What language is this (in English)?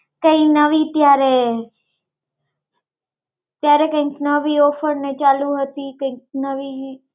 Gujarati